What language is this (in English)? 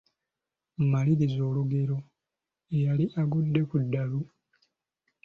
Ganda